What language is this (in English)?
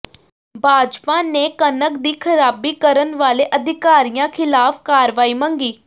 Punjabi